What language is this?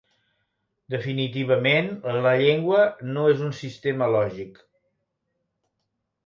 Catalan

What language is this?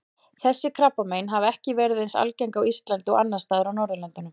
Icelandic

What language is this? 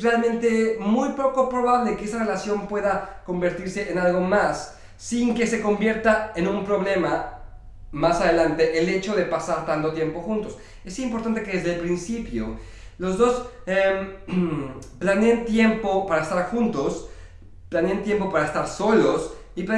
Spanish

